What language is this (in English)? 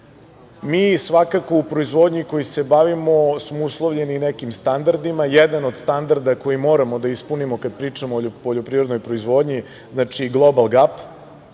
Serbian